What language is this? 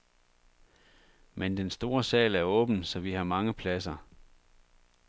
Danish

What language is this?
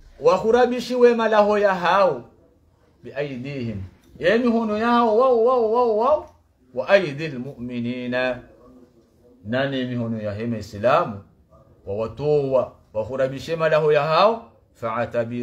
Arabic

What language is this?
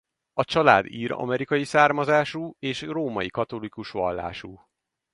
Hungarian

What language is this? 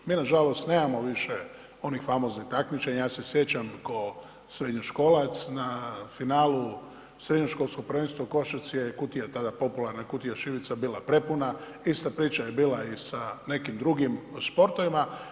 Croatian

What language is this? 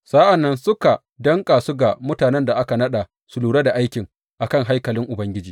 Hausa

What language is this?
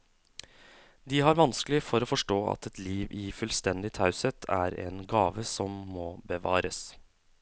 Norwegian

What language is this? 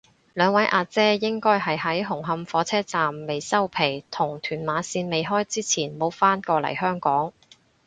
Cantonese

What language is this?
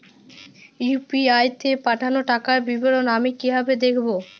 Bangla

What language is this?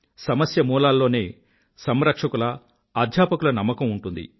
Telugu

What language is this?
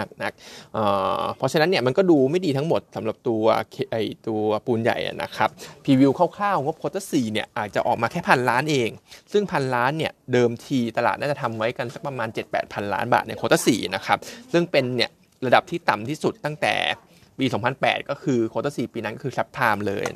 Thai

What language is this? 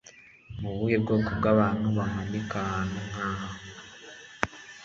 Kinyarwanda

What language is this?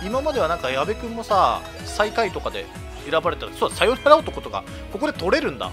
Japanese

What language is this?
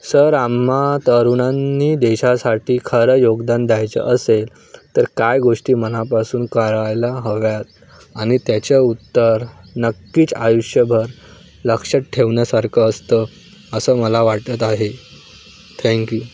Marathi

